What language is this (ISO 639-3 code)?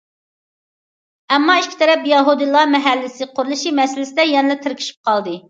uig